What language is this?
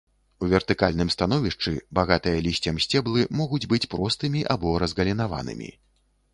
Belarusian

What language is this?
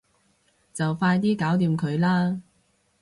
Cantonese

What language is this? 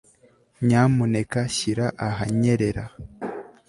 Kinyarwanda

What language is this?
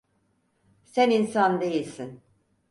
Turkish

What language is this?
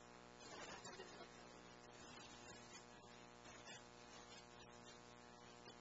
English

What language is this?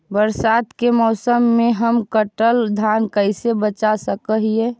Magahi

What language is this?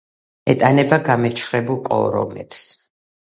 Georgian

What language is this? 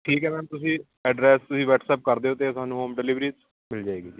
Punjabi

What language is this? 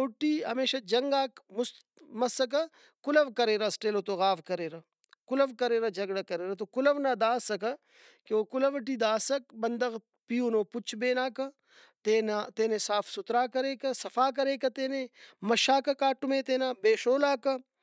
Brahui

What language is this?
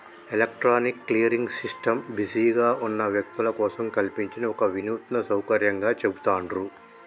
Telugu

